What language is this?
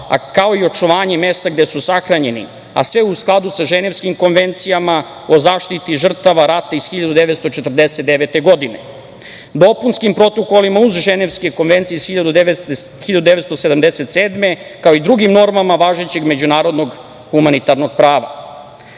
Serbian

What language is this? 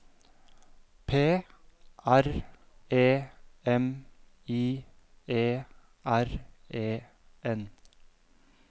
Norwegian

